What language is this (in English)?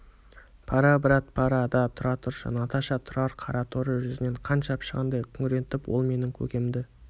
Kazakh